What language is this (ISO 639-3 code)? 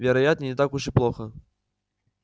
rus